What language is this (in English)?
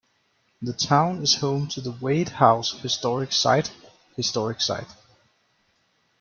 English